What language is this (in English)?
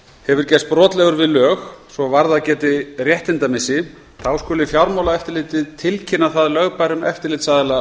Icelandic